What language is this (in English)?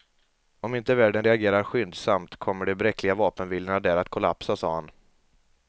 Swedish